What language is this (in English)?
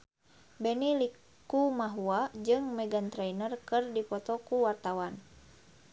Sundanese